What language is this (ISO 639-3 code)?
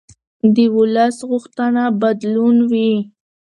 pus